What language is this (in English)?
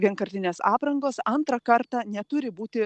Lithuanian